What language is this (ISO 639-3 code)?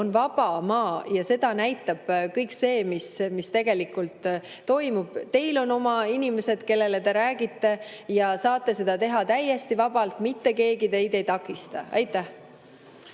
est